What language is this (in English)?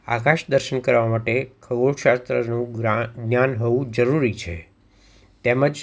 Gujarati